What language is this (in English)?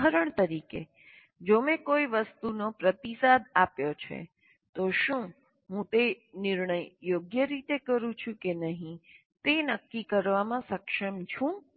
Gujarati